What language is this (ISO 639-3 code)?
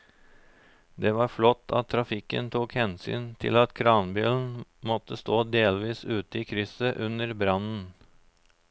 nor